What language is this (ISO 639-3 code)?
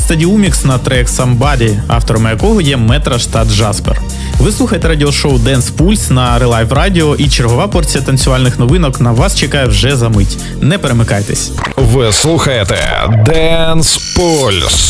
ukr